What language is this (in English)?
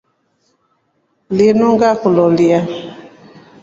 Rombo